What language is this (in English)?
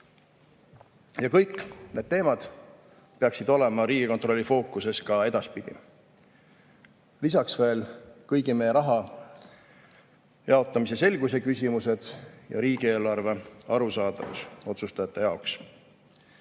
Estonian